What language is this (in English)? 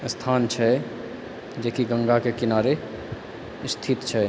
Maithili